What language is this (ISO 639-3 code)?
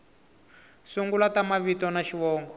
tso